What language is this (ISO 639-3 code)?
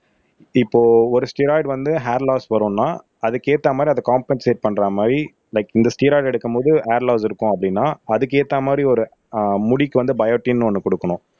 tam